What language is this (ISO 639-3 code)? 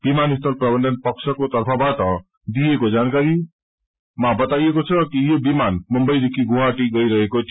nep